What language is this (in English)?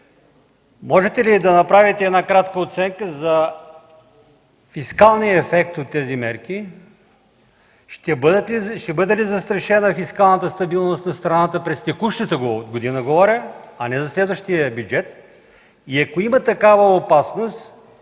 Bulgarian